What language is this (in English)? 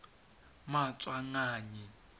Tswana